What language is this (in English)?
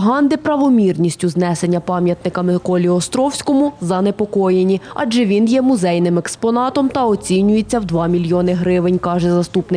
Ukrainian